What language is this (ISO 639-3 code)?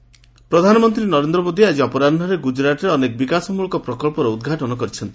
ori